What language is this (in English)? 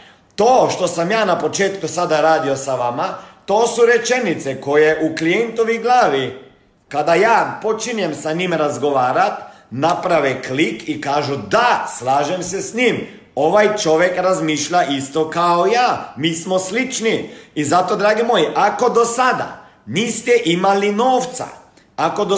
Croatian